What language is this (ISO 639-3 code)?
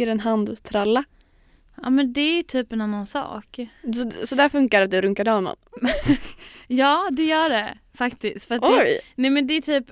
swe